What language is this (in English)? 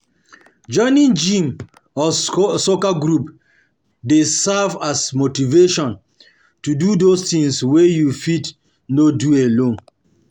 Nigerian Pidgin